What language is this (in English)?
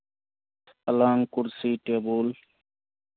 Hindi